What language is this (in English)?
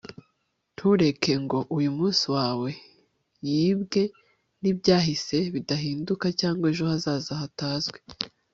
Kinyarwanda